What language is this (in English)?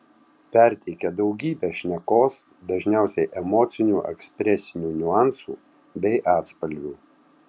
Lithuanian